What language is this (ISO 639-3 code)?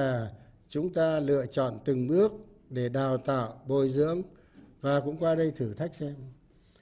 vie